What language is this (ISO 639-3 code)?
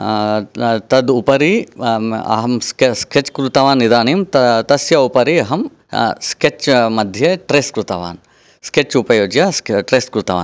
san